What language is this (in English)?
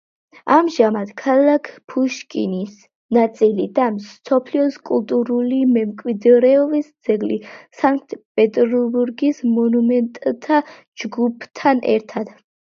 Georgian